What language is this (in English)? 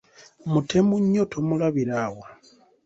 Ganda